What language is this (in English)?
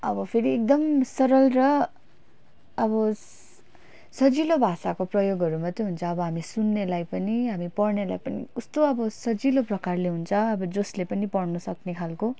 Nepali